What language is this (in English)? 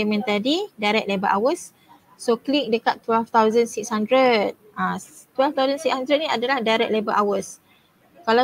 Malay